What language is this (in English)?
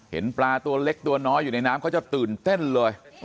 Thai